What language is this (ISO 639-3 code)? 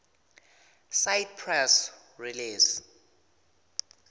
ssw